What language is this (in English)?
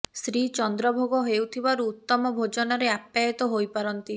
Odia